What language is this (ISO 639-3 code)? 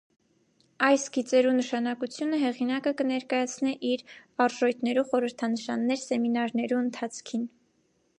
hye